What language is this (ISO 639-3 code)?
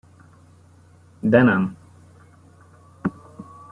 hun